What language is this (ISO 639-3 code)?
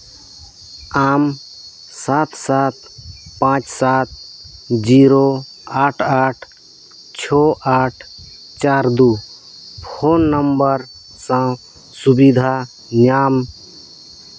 sat